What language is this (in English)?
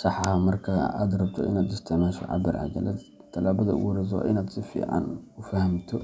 Somali